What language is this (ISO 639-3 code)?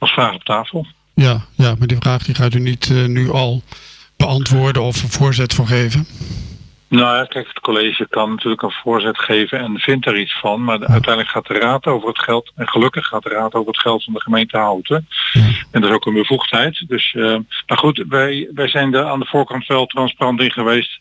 nld